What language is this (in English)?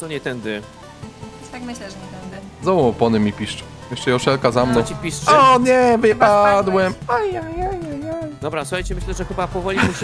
Polish